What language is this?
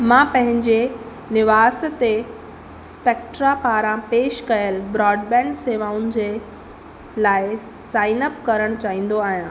Sindhi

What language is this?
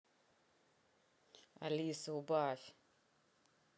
Russian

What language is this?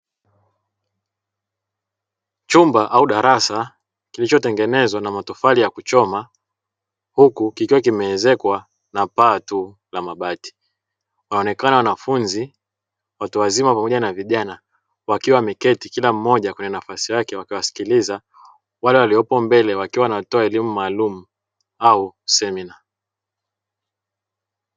Swahili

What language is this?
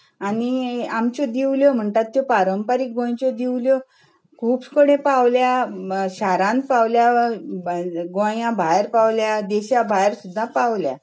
Konkani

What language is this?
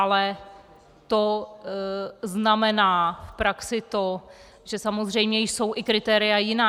Czech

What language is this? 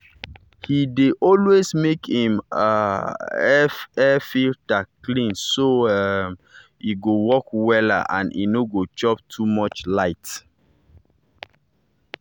Nigerian Pidgin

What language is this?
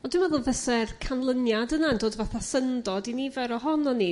Welsh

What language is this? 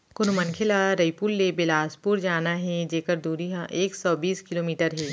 Chhattisgarhi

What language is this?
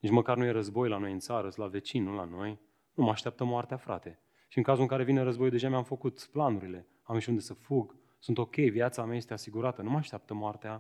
Romanian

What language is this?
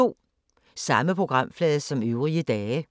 Danish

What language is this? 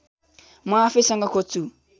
Nepali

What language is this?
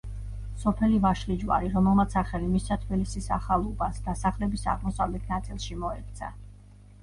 Georgian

